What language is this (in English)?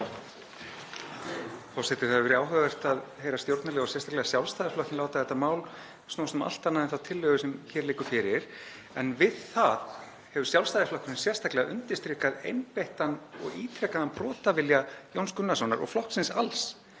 Icelandic